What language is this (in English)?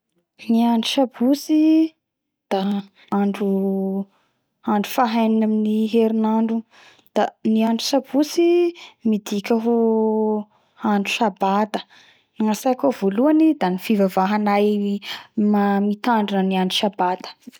Bara Malagasy